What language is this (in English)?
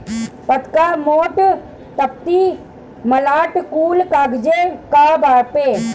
Bhojpuri